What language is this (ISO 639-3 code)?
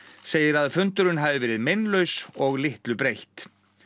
isl